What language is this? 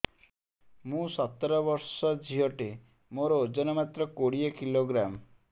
Odia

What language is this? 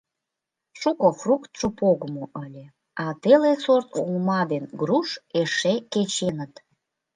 Mari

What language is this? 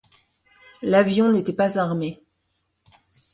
French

